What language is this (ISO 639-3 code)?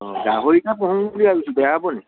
asm